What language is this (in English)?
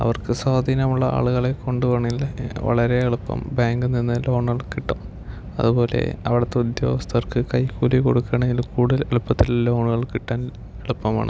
Malayalam